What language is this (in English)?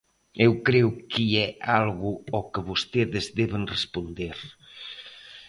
Galician